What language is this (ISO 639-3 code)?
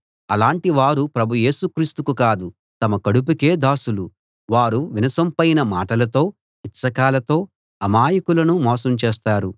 tel